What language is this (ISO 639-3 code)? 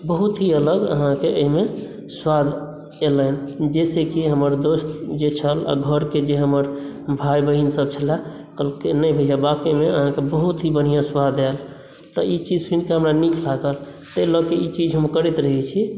mai